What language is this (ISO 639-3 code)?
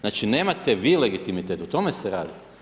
hrv